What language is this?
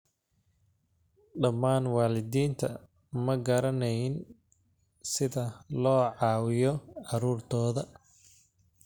Somali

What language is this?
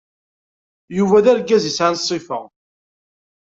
Kabyle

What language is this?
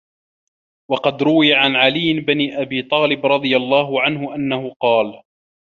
Arabic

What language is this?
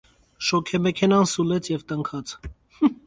Armenian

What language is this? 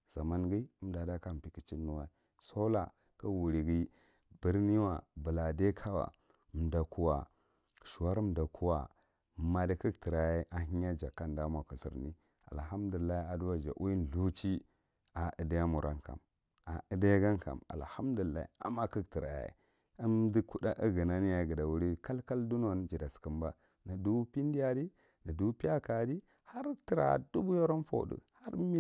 Marghi Central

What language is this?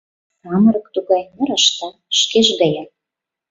Mari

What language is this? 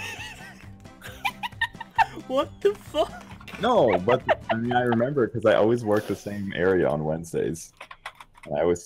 English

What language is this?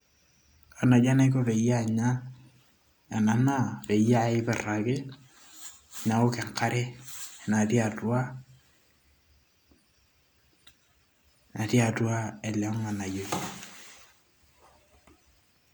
Masai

